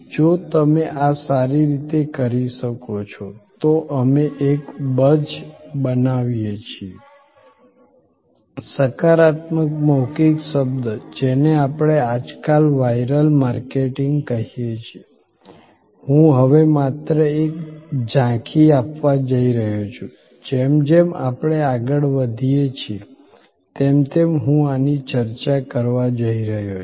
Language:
Gujarati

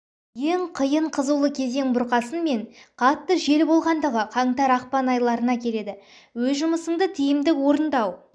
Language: Kazakh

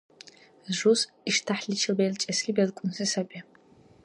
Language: Dargwa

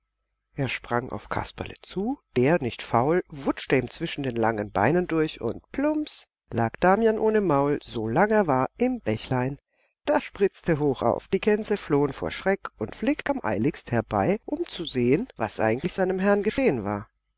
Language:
German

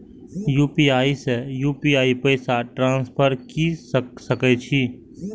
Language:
Maithili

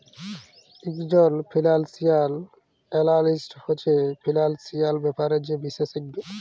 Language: Bangla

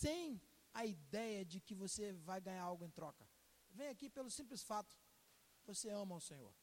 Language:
Portuguese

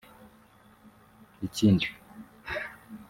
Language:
Kinyarwanda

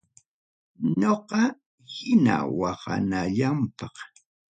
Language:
Ayacucho Quechua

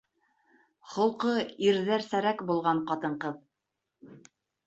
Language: Bashkir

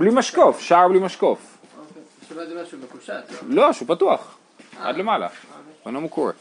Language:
Hebrew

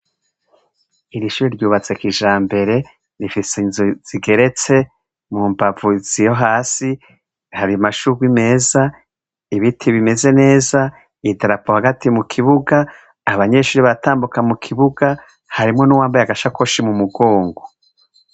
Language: Rundi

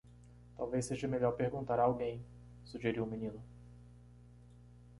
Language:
Portuguese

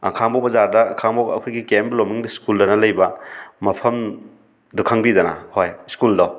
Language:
Manipuri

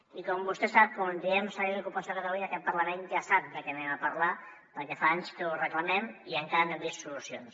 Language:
Catalan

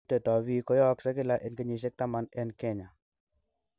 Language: Kalenjin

